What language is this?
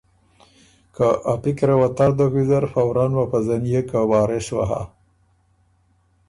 Ormuri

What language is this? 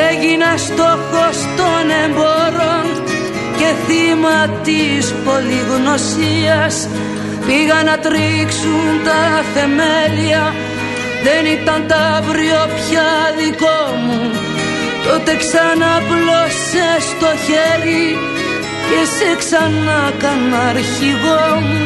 Greek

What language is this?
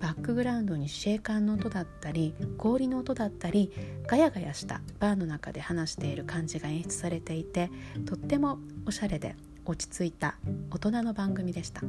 Japanese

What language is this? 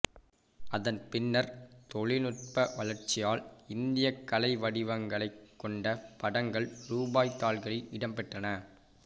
Tamil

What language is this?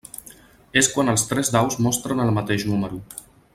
Catalan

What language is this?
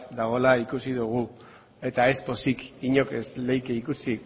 Basque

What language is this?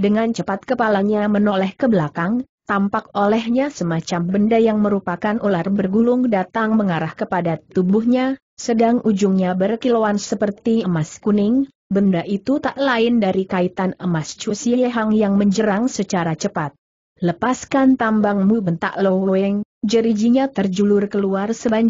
Indonesian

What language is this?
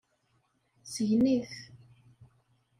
Kabyle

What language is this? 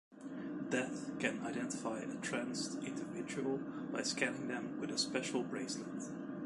English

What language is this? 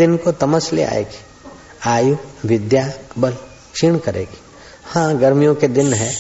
Hindi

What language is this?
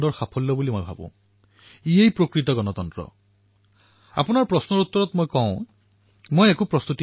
Assamese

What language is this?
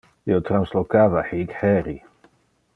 Interlingua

